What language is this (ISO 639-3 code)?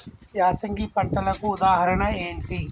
tel